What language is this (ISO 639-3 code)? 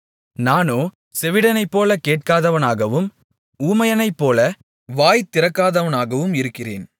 tam